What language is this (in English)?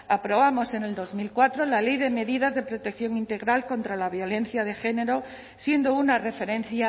Spanish